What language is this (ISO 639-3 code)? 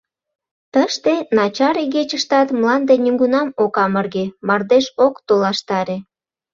chm